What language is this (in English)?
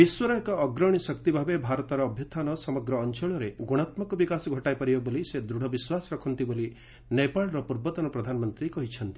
Odia